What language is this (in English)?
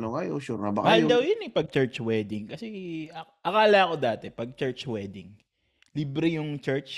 Filipino